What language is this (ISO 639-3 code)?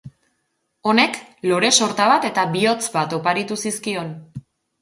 eus